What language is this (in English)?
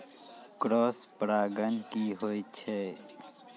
Maithili